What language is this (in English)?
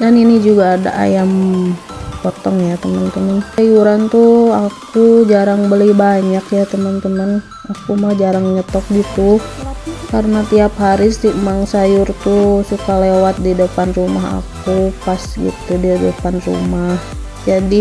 Indonesian